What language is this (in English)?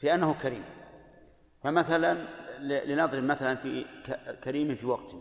Arabic